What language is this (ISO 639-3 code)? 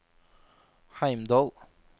nor